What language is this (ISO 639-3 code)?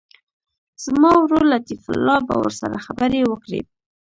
pus